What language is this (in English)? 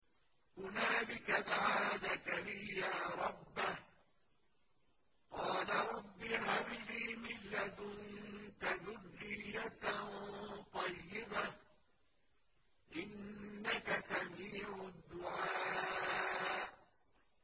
Arabic